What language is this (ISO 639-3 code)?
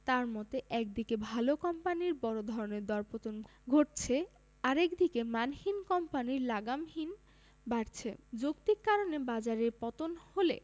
ben